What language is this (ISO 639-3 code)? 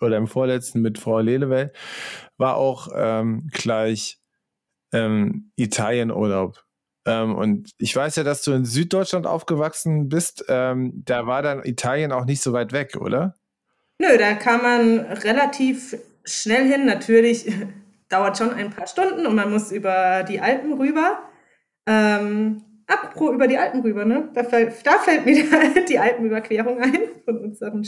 deu